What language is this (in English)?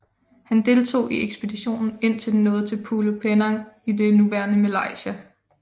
Danish